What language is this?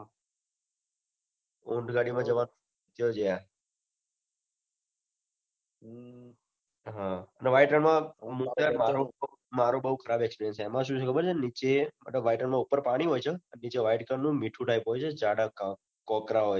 Gujarati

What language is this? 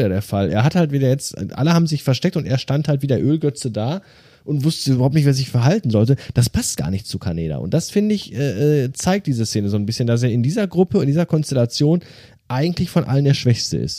German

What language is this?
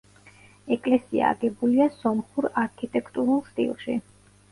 Georgian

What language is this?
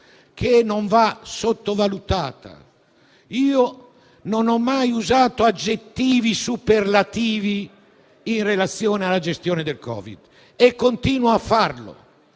Italian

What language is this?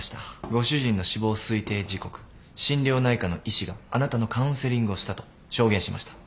Japanese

